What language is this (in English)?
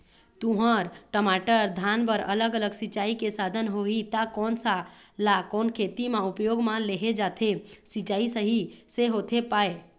Chhattisgarhi